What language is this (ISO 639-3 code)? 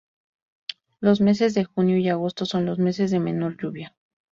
spa